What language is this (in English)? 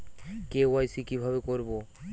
Bangla